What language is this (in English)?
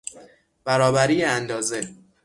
Persian